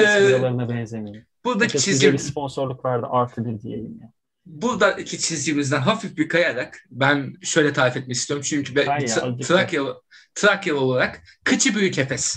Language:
Turkish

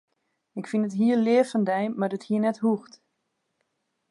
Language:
Western Frisian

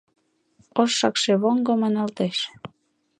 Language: Mari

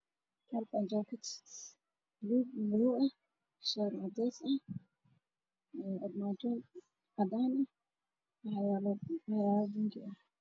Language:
Somali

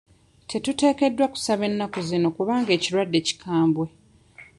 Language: Ganda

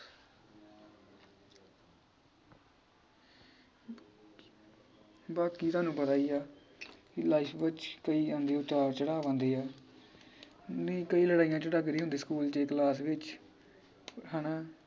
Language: Punjabi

